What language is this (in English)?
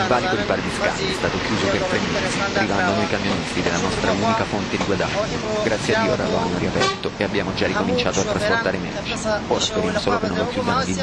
Italian